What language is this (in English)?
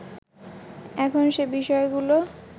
Bangla